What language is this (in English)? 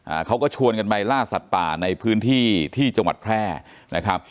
Thai